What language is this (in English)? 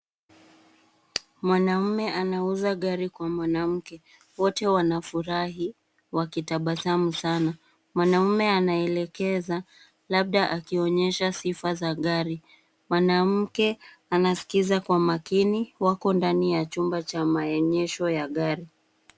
Swahili